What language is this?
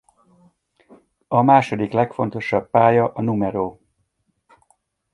Hungarian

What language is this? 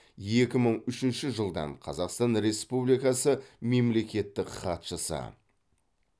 Kazakh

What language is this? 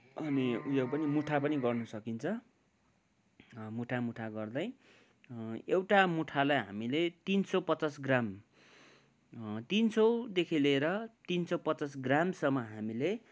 Nepali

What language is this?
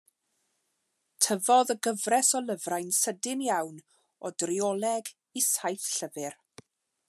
Welsh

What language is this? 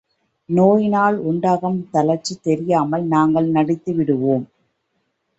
Tamil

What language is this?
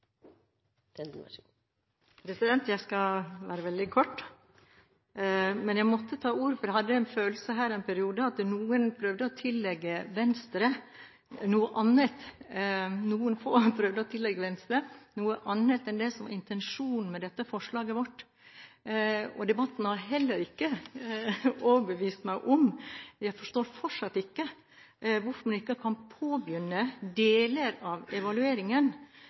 Norwegian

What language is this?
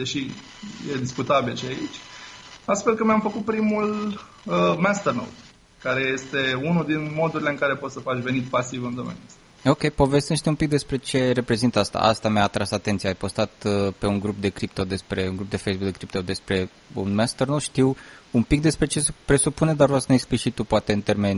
Romanian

